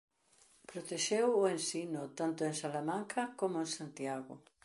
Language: Galician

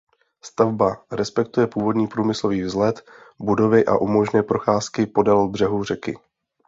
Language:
Czech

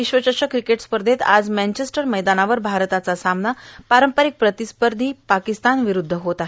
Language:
Marathi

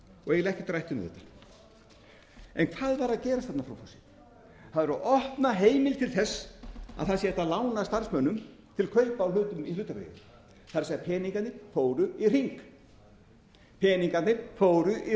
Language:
Icelandic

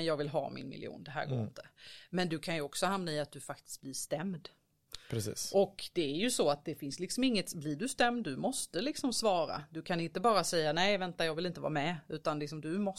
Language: Swedish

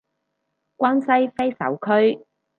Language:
Cantonese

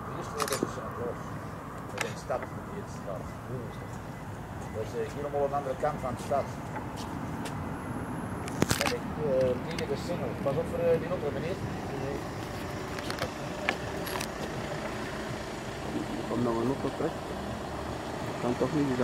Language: Dutch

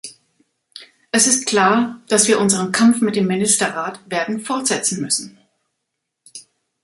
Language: German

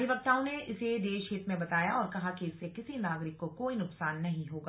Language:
Hindi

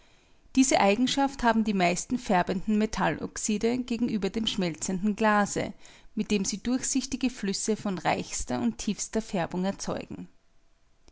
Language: German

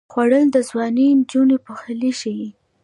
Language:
Pashto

